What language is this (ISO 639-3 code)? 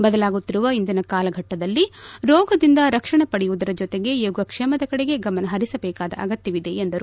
kan